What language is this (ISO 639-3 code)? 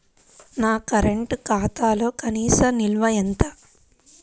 tel